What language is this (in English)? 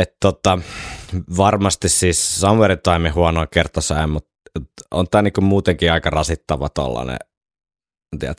Finnish